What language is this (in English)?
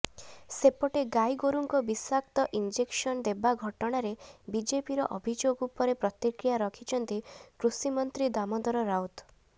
Odia